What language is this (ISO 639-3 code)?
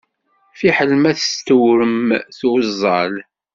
kab